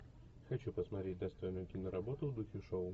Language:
Russian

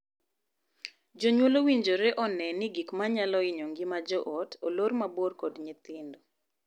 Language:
Luo (Kenya and Tanzania)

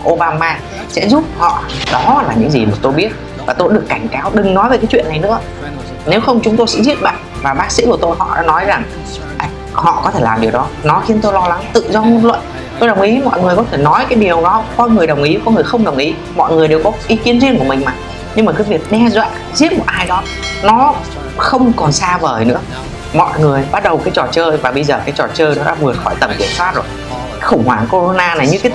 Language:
Vietnamese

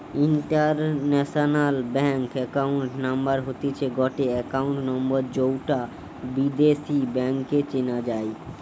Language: Bangla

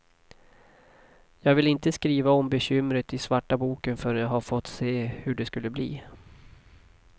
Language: Swedish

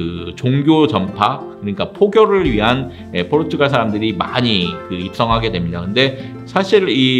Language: Korean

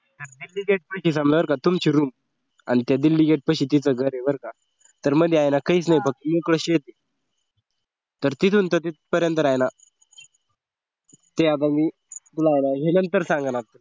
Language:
Marathi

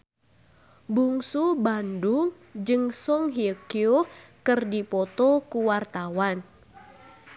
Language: Sundanese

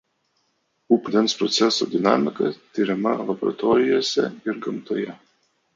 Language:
Lithuanian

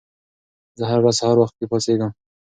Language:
Pashto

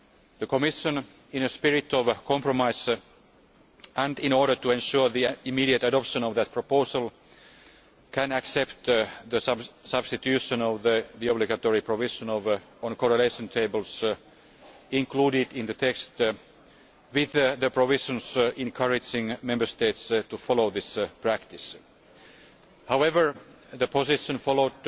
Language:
English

